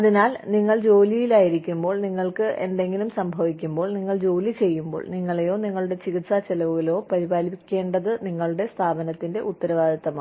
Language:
Malayalam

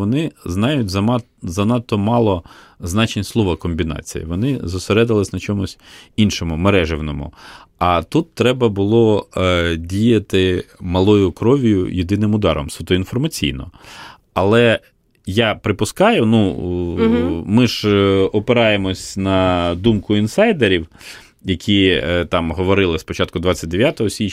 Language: Ukrainian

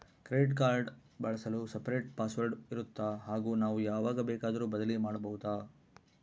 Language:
Kannada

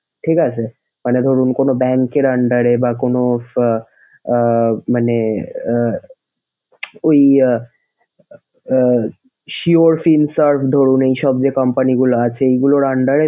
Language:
Bangla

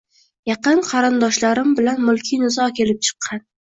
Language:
Uzbek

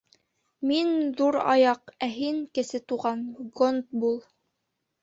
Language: Bashkir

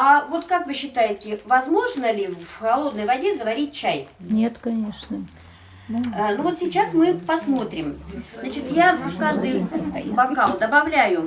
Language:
Russian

